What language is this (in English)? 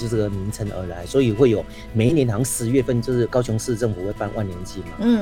Chinese